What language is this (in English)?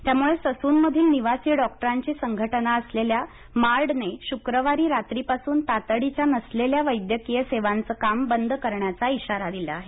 Marathi